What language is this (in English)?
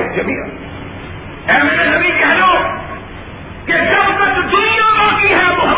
Urdu